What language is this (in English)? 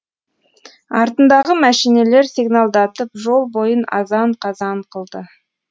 Kazakh